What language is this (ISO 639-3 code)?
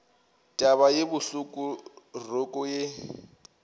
nso